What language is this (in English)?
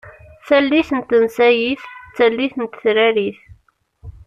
Kabyle